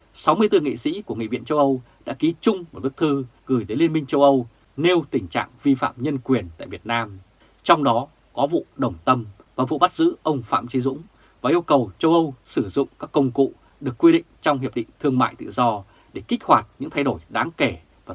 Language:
Vietnamese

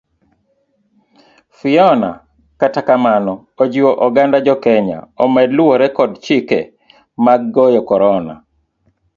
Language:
Luo (Kenya and Tanzania)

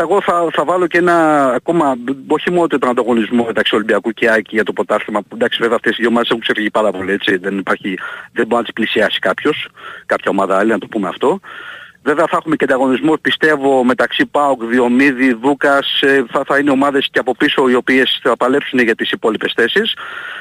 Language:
Greek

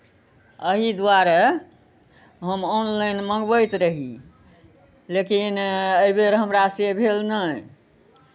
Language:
Maithili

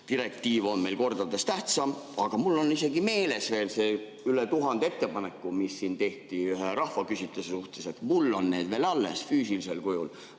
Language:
Estonian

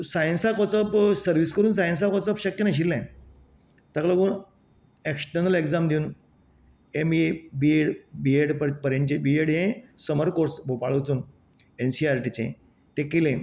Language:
Konkani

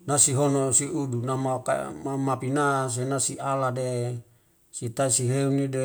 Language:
Wemale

